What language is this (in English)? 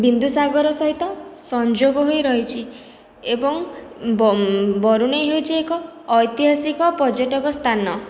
Odia